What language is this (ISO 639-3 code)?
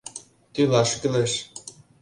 chm